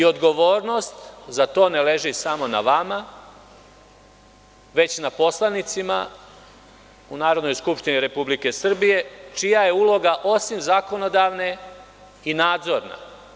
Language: Serbian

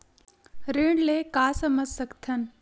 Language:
Chhattisgarhi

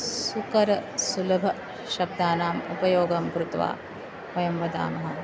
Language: Sanskrit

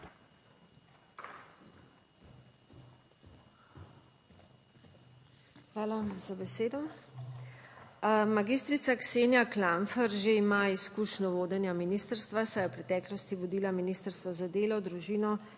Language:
Slovenian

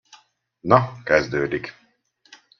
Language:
Hungarian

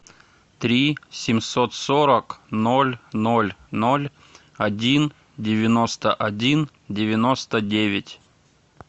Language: Russian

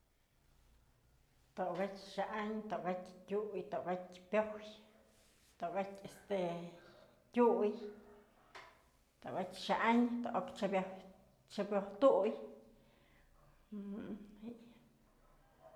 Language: Mazatlán Mixe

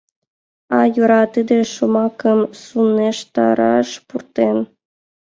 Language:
Mari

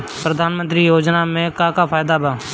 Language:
Bhojpuri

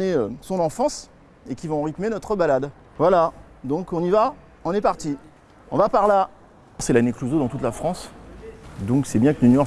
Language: French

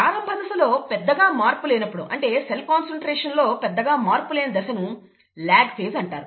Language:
Telugu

